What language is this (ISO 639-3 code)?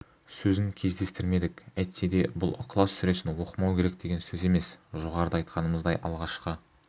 kaz